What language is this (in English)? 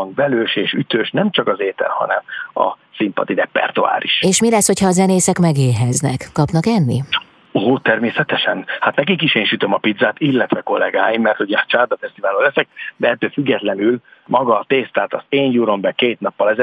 Hungarian